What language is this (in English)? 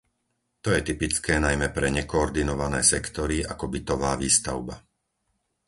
Slovak